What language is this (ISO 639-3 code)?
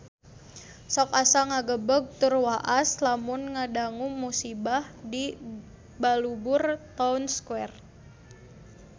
sun